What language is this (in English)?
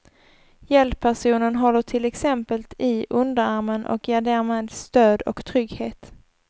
Swedish